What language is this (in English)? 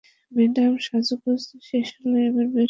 Bangla